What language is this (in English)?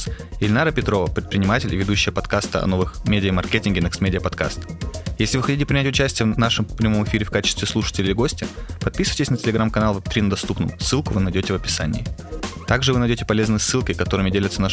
Russian